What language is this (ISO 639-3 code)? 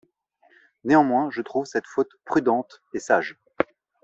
fra